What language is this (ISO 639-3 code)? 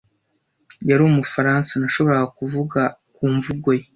kin